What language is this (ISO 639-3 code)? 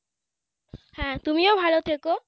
ben